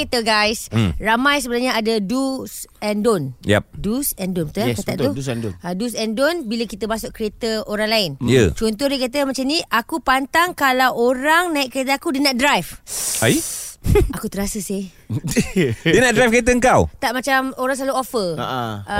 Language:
Malay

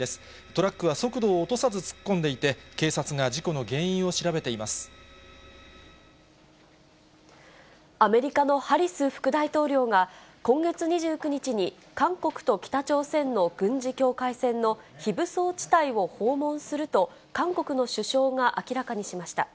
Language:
Japanese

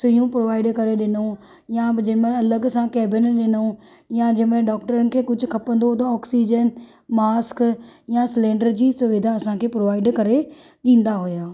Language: Sindhi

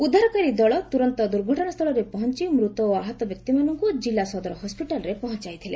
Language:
Odia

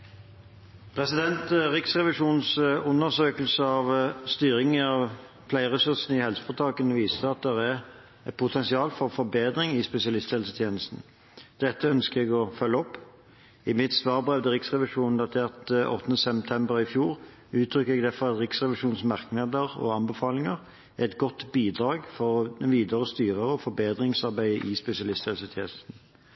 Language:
Norwegian Bokmål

